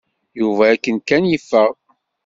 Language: Kabyle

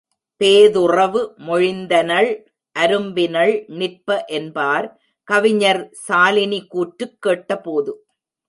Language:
Tamil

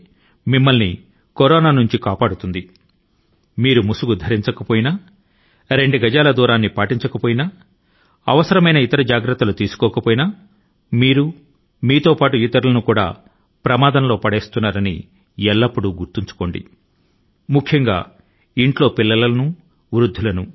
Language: Telugu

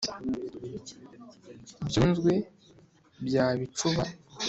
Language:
Kinyarwanda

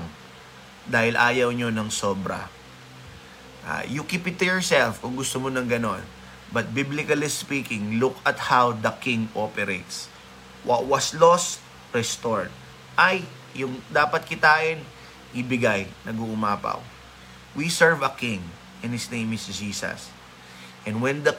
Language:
Filipino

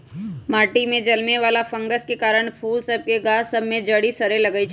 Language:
Magahi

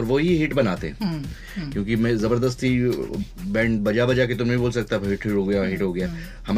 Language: Hindi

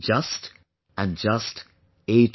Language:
English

